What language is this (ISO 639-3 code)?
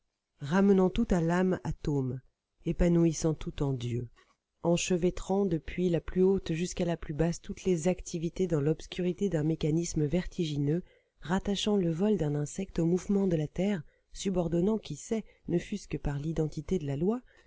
fra